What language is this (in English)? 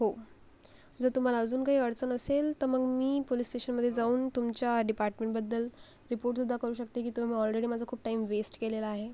Marathi